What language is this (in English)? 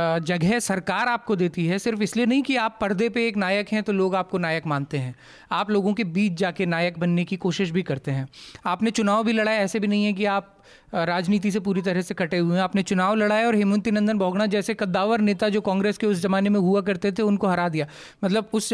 Hindi